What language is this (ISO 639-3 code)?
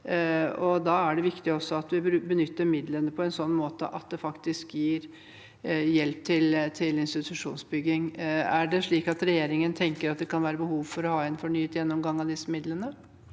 nor